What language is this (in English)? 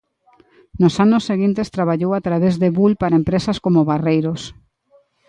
Galician